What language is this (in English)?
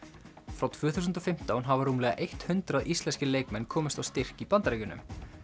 Icelandic